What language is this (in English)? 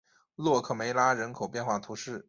Chinese